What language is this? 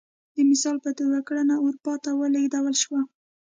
Pashto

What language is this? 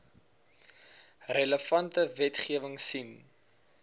Afrikaans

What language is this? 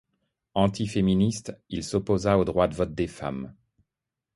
French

